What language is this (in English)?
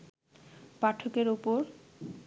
Bangla